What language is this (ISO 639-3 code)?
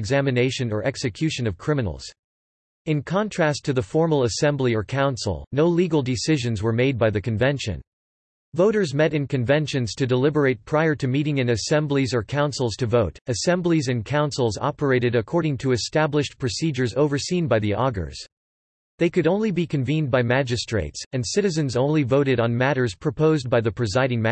eng